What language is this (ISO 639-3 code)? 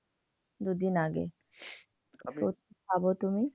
ben